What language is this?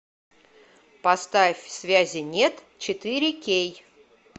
Russian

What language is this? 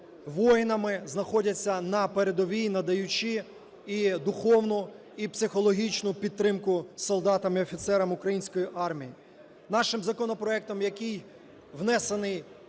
Ukrainian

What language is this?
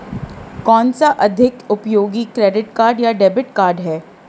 Hindi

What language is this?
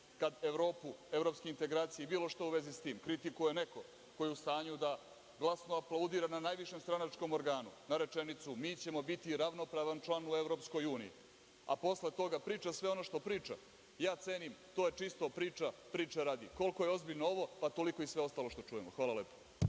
Serbian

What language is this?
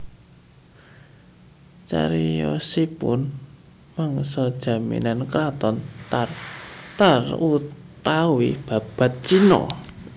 Javanese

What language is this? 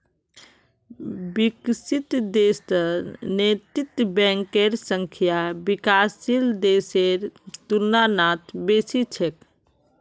Magahi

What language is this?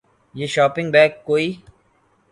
Urdu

